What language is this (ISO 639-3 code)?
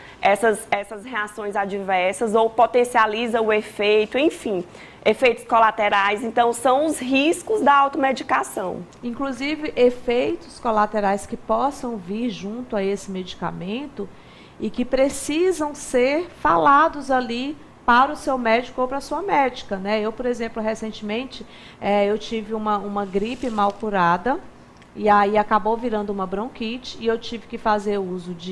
por